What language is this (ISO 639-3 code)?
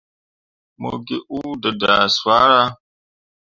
mua